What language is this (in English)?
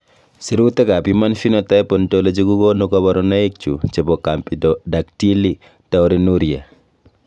Kalenjin